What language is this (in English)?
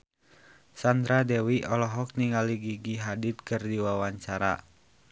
Sundanese